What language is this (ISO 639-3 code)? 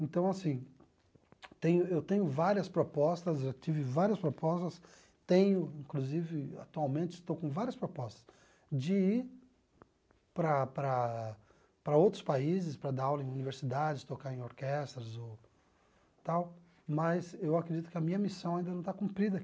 por